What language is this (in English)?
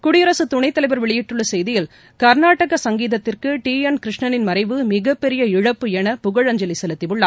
Tamil